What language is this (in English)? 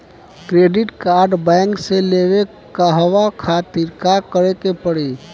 Bhojpuri